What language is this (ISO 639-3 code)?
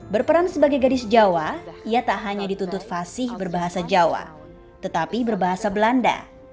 ind